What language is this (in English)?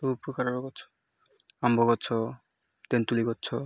Odia